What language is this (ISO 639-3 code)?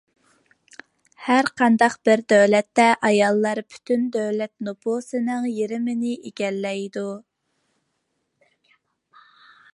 uig